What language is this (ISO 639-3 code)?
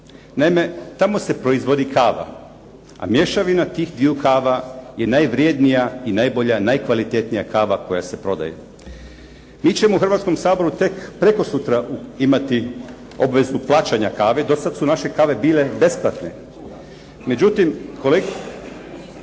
hrv